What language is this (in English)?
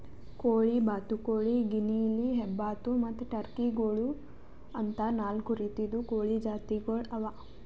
Kannada